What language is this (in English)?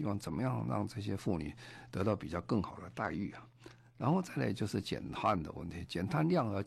Chinese